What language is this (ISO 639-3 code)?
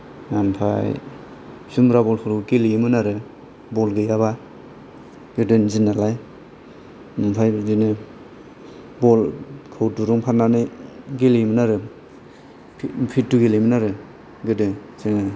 brx